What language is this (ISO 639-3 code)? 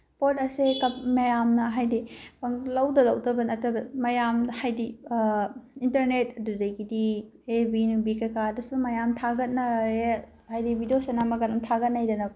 mni